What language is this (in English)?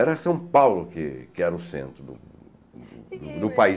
Portuguese